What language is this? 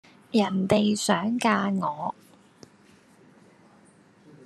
Cantonese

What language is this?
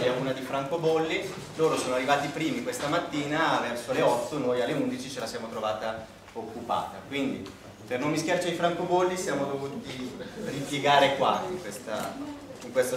Italian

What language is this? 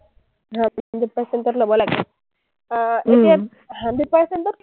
Assamese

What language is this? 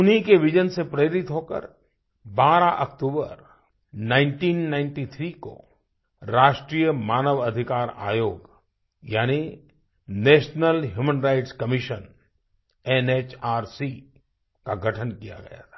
Hindi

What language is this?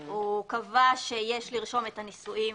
Hebrew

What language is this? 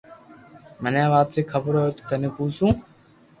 Loarki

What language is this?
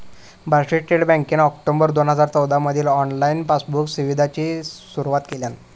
Marathi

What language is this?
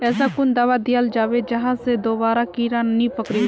Magahi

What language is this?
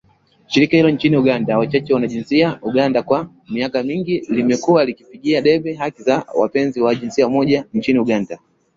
Swahili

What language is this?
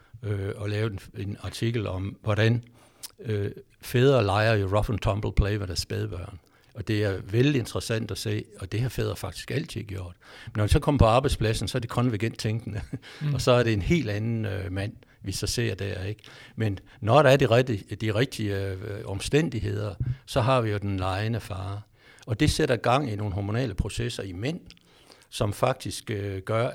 Danish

